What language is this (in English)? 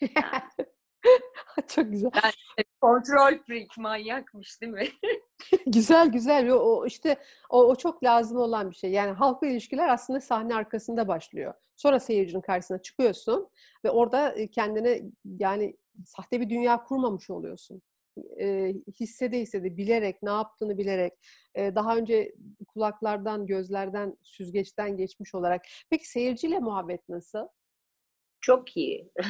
Turkish